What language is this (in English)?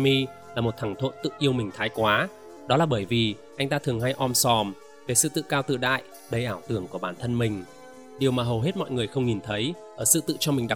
Vietnamese